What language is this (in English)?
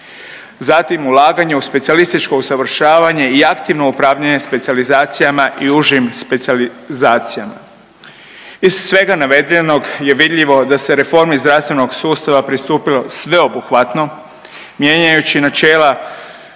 Croatian